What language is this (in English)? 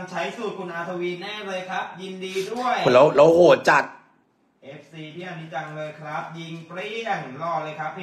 Thai